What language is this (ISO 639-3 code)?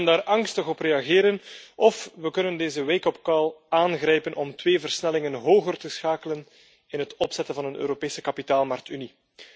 nld